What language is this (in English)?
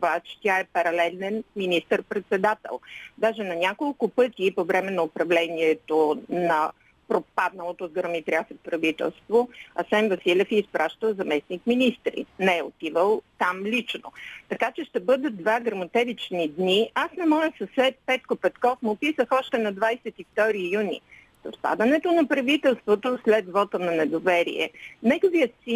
Bulgarian